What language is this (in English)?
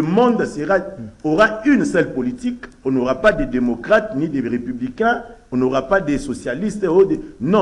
French